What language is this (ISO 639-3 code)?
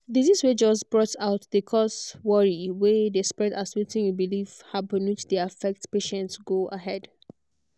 pcm